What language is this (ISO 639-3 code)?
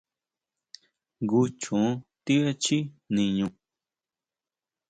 mau